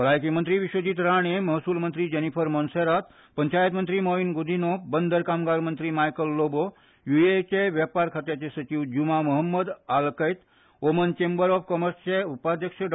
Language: Konkani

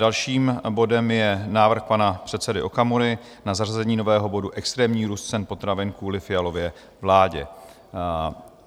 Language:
Czech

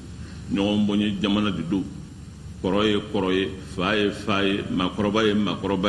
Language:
Indonesian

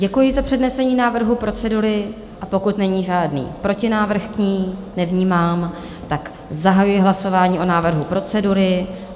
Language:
Czech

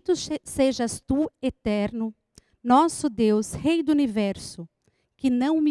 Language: Portuguese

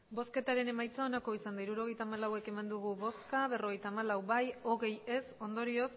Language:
Basque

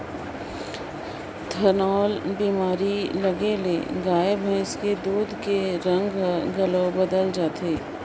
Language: Chhattisgarhi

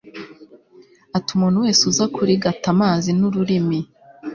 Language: Kinyarwanda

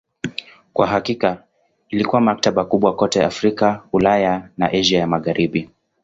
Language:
Swahili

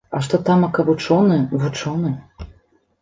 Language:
Belarusian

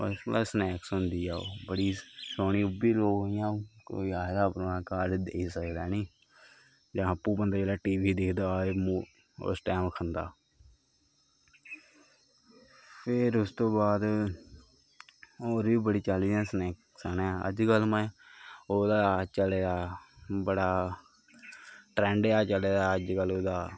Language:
Dogri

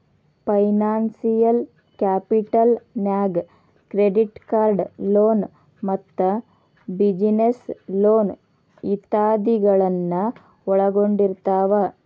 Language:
Kannada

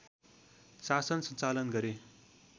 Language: Nepali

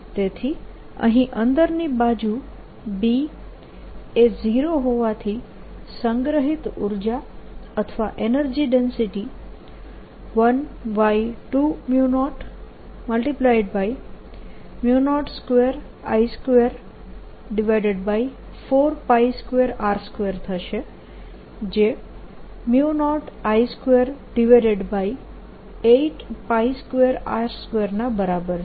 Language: Gujarati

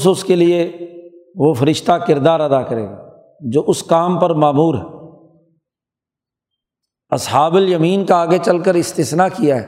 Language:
Urdu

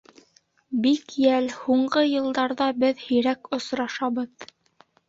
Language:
Bashkir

